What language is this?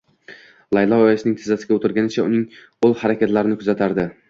Uzbek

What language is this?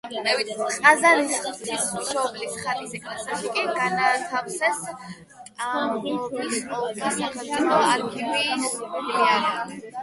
Georgian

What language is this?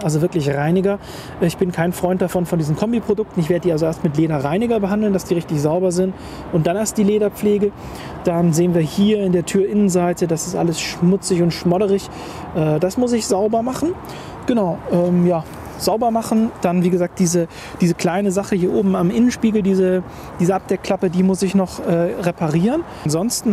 German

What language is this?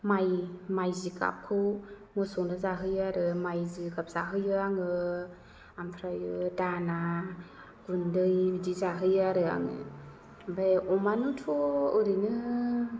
Bodo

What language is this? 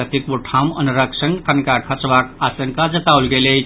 Maithili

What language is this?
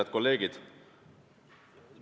Estonian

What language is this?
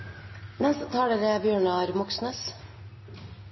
Norwegian Bokmål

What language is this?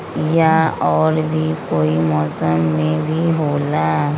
Magahi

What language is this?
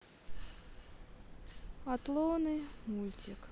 Russian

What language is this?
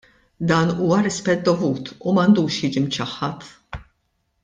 Maltese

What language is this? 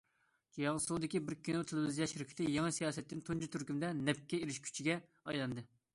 Uyghur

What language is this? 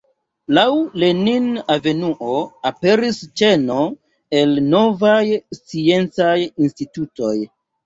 Esperanto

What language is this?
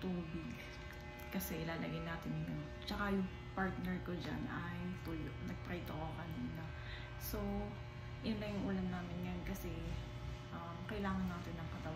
Filipino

